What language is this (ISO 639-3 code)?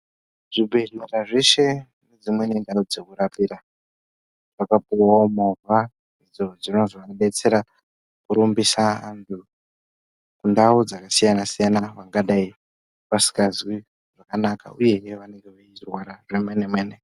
ndc